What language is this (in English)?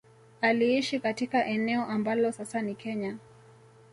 Swahili